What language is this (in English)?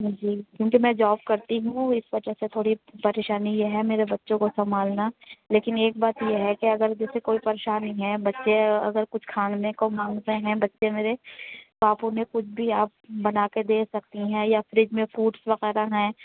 Urdu